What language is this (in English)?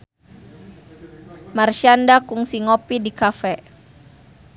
Sundanese